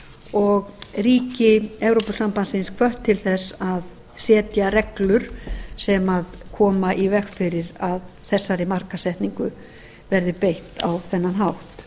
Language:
Icelandic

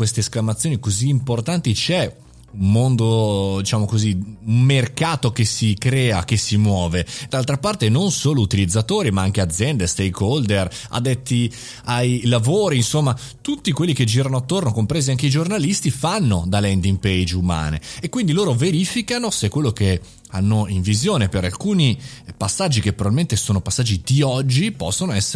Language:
Italian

